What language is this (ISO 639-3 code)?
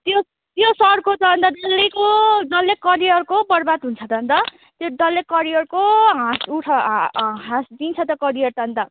nep